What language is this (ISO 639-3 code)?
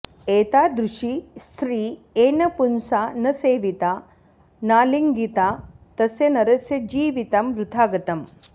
san